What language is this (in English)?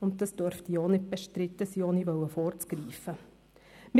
Swiss German